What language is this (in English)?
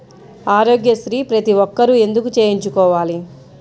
Telugu